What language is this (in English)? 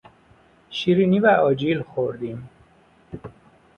Persian